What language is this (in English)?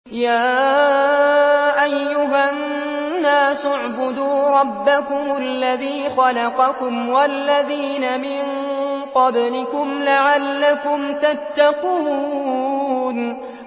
Arabic